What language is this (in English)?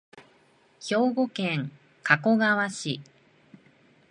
Japanese